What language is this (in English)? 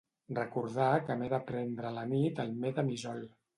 Catalan